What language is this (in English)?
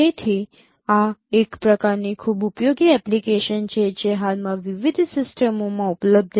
Gujarati